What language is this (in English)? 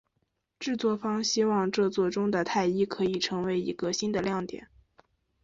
Chinese